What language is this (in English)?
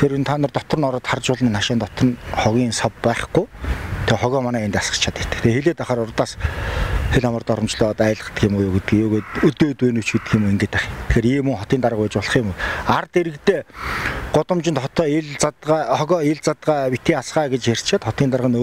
Arabic